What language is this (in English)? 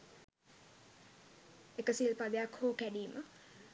Sinhala